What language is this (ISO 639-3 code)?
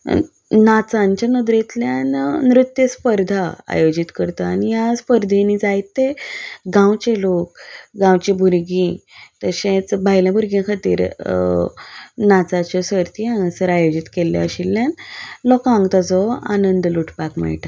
kok